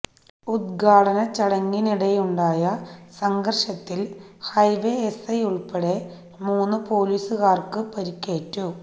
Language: Malayalam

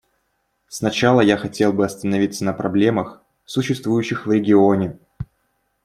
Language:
Russian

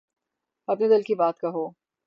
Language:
Urdu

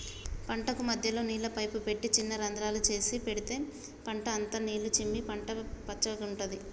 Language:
Telugu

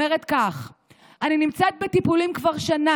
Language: Hebrew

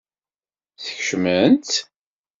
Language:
Kabyle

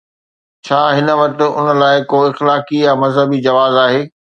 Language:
Sindhi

